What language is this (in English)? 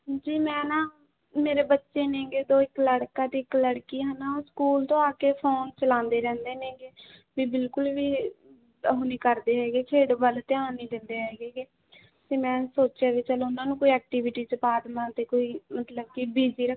Punjabi